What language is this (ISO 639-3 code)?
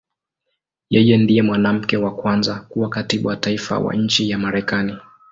swa